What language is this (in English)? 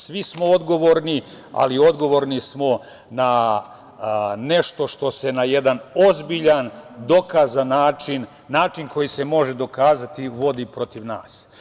Serbian